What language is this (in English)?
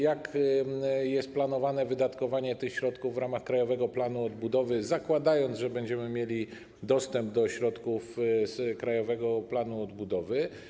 Polish